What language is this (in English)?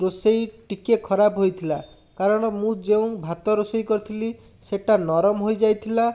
Odia